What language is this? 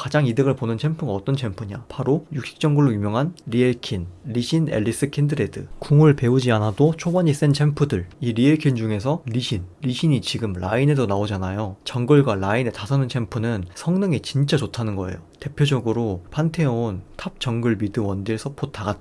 Korean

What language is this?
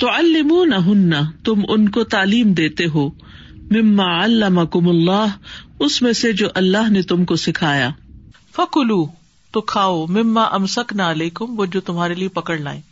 Urdu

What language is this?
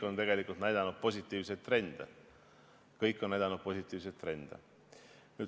Estonian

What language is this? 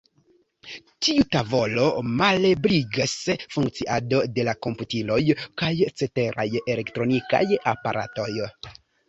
Esperanto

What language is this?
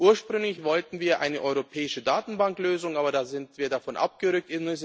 German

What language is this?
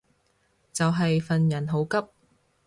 Cantonese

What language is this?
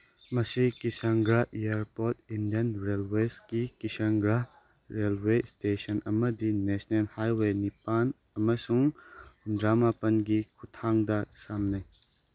Manipuri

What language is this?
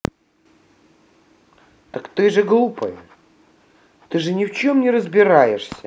Russian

